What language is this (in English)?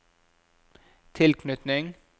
Norwegian